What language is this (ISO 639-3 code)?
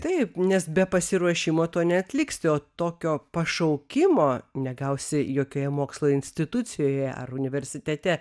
lit